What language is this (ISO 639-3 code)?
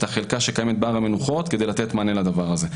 heb